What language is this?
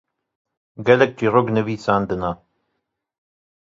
Kurdish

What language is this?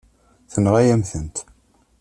Kabyle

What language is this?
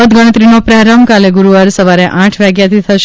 Gujarati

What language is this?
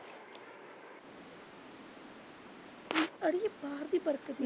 Punjabi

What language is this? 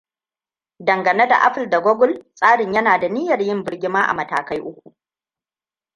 Hausa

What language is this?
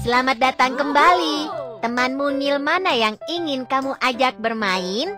Indonesian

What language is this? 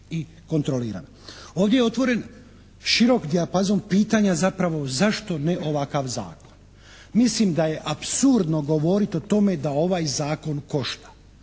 Croatian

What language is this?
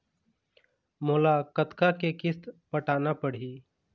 Chhattisgarhi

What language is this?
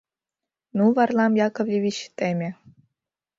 Mari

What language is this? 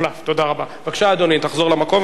Hebrew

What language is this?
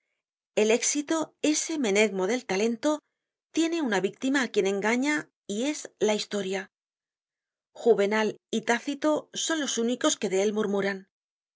Spanish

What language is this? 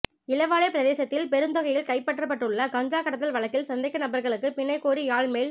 Tamil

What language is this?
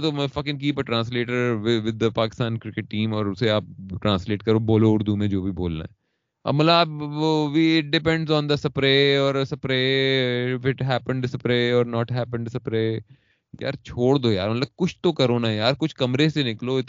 Urdu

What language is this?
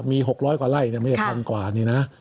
Thai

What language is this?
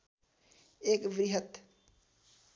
Nepali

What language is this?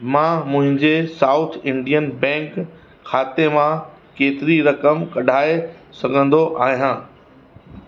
Sindhi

